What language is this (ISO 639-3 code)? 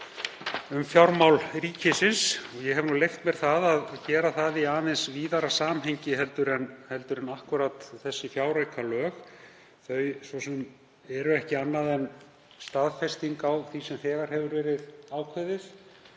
isl